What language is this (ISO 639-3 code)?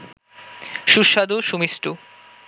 ben